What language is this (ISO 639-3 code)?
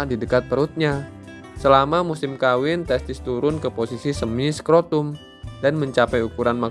ind